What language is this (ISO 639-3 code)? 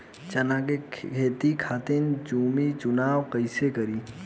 bho